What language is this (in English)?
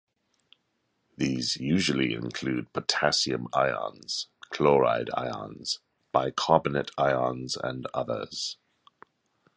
English